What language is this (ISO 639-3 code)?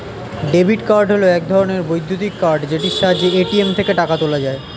ben